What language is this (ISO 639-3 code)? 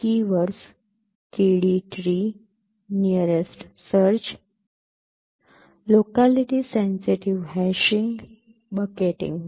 guj